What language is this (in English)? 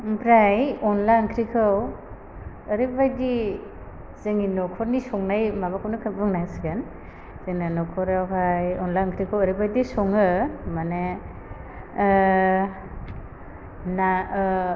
Bodo